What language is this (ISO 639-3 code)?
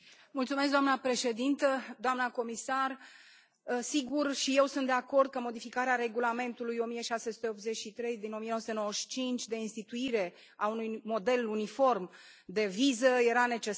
ron